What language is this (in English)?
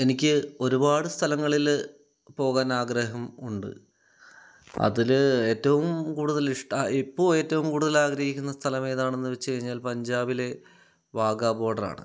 Malayalam